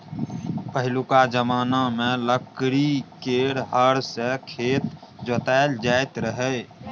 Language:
Maithili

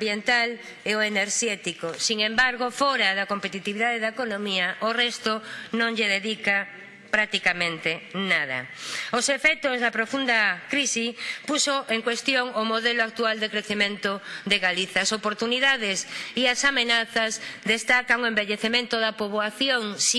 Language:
Spanish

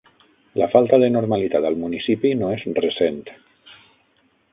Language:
Catalan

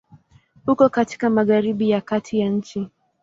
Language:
Swahili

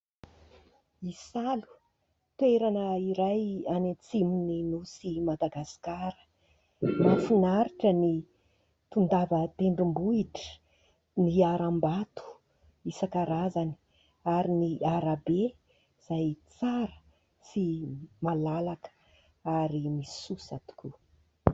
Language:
Malagasy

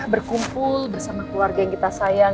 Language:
Indonesian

